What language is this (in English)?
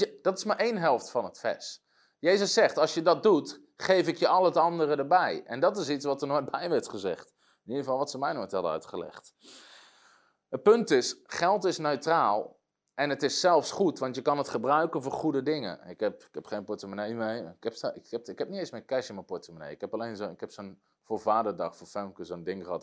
Dutch